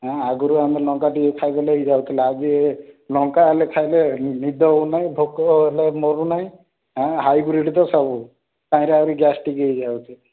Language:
Odia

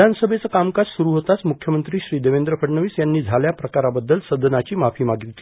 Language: Marathi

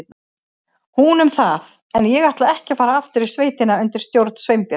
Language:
Icelandic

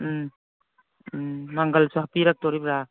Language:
Manipuri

